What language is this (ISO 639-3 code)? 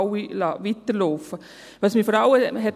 gsw